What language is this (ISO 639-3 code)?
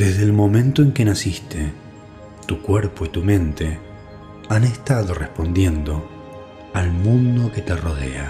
spa